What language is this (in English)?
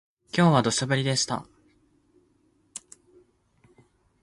Japanese